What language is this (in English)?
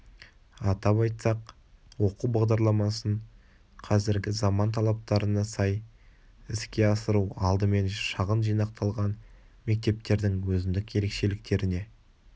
Kazakh